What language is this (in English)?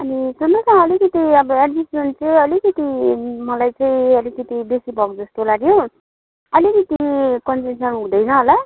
Nepali